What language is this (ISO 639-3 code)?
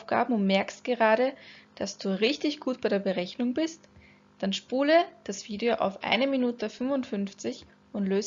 deu